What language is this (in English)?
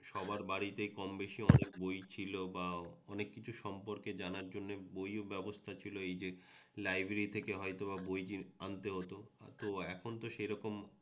Bangla